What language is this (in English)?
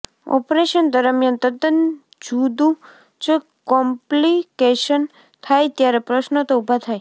Gujarati